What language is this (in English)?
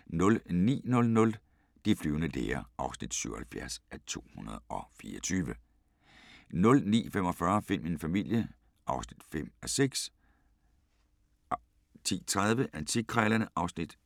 Danish